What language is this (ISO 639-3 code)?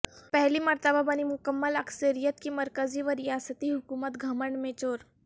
urd